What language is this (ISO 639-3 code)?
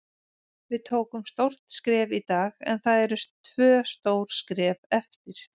isl